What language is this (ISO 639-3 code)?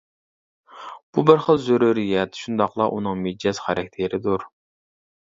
uig